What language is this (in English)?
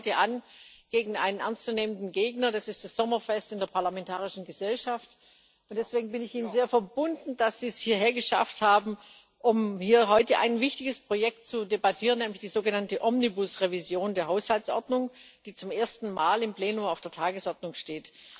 German